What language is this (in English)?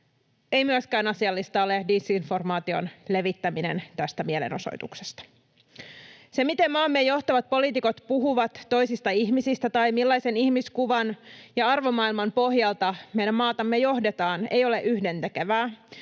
Finnish